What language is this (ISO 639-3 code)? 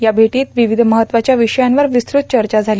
mar